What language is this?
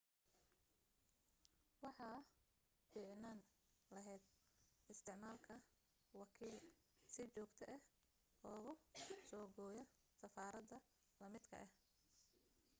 Somali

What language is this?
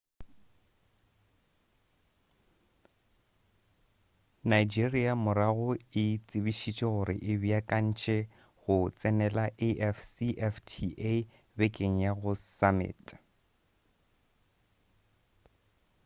Northern Sotho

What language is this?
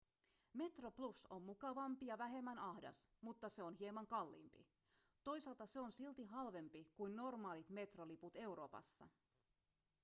Finnish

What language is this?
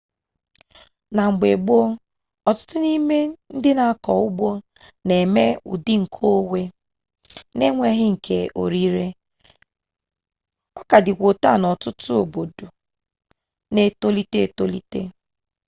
Igbo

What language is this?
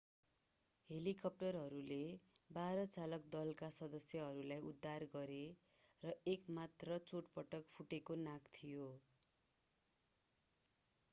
Nepali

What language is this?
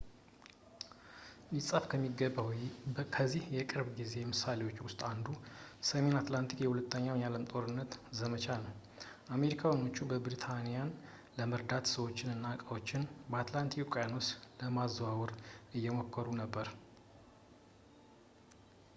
Amharic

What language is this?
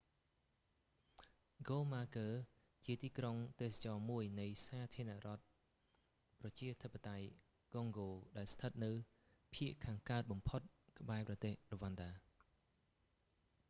Khmer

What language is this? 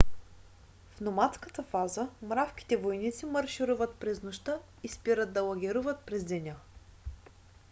Bulgarian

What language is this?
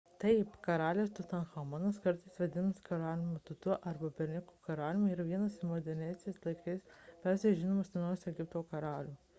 Lithuanian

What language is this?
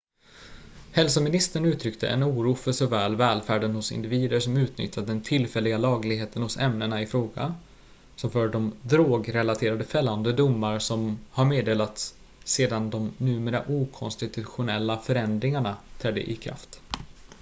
Swedish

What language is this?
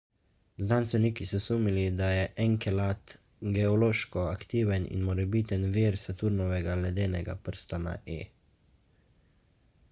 Slovenian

